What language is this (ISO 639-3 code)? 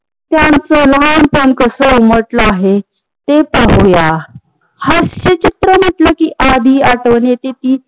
mar